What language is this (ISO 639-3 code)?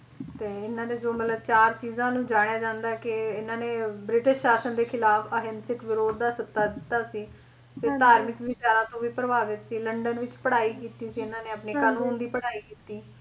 pan